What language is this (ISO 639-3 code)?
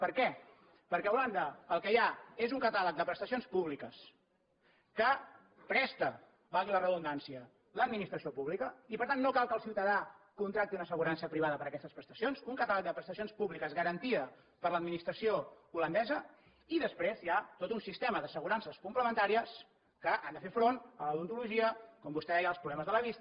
cat